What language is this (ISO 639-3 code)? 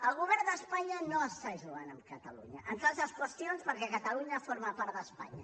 cat